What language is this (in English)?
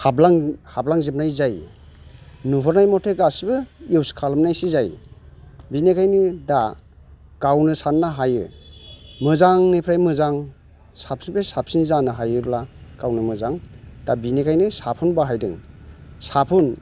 Bodo